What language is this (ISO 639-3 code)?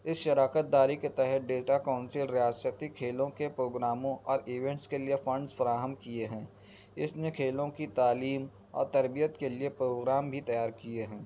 urd